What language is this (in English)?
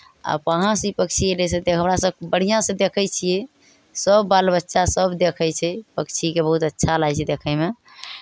Maithili